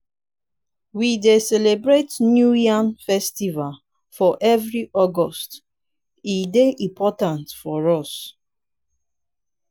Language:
Nigerian Pidgin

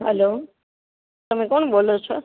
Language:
Gujarati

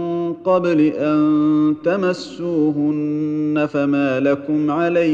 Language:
Arabic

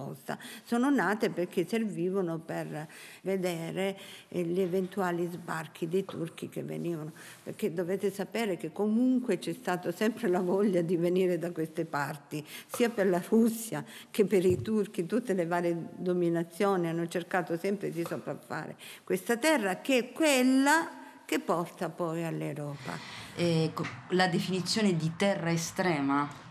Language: Italian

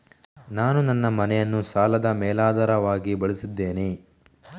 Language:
Kannada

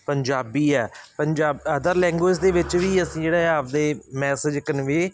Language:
Punjabi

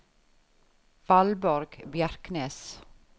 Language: Norwegian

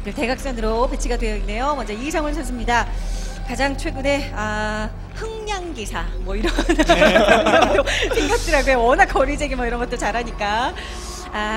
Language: Korean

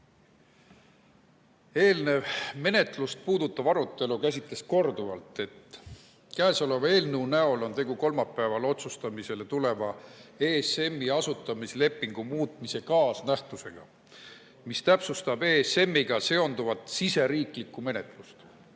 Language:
Estonian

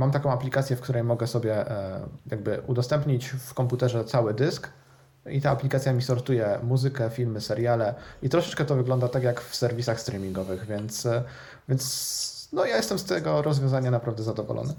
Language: Polish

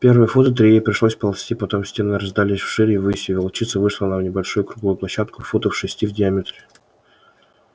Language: Russian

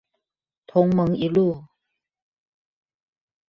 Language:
Chinese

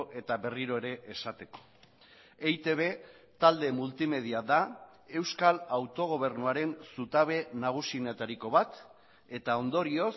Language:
Basque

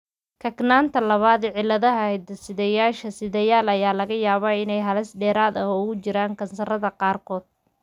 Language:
Somali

